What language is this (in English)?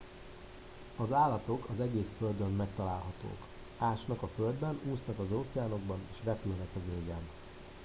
Hungarian